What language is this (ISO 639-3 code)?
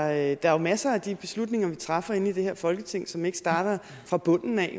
dan